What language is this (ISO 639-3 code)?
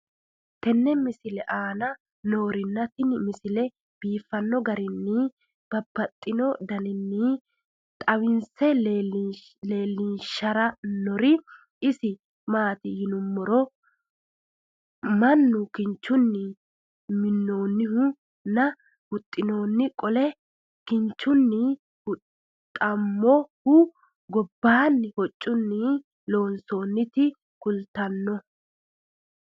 sid